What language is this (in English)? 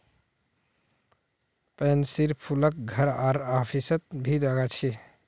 Magahi